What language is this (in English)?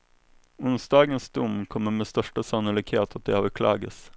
Swedish